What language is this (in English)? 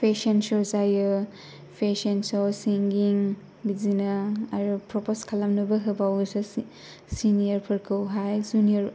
Bodo